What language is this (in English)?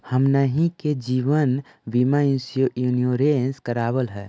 Magahi